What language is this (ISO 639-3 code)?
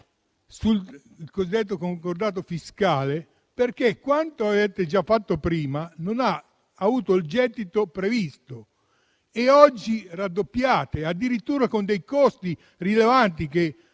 ita